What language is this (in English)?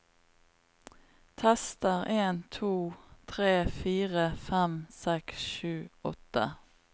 Norwegian